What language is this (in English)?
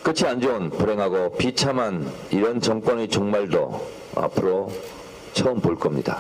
Korean